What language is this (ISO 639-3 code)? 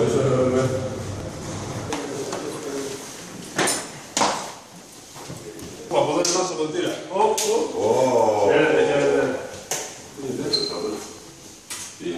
ell